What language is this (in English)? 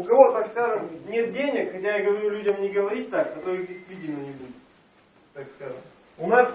Russian